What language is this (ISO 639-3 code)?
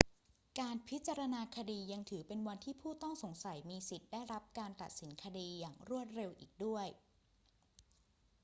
tha